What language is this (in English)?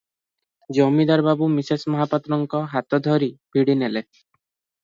Odia